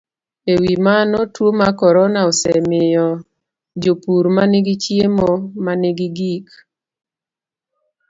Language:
Luo (Kenya and Tanzania)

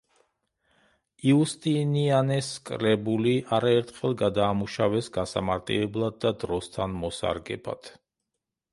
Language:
Georgian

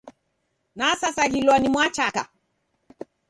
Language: Taita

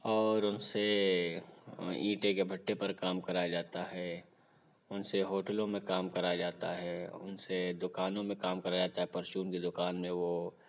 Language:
Urdu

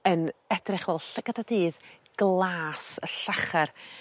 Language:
Welsh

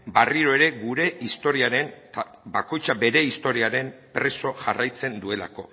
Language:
Basque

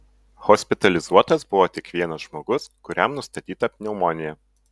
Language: Lithuanian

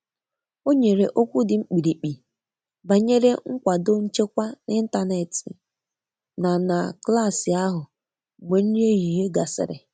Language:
Igbo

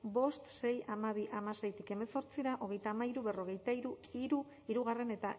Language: Basque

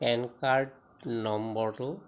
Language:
Assamese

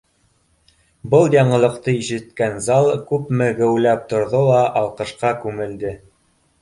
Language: Bashkir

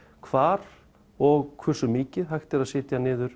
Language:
Icelandic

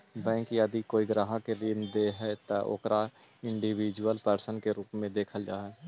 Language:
Magahi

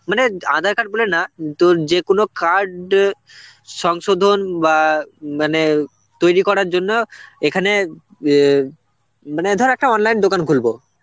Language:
Bangla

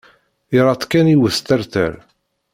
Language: Kabyle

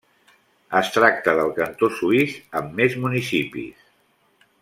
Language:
Catalan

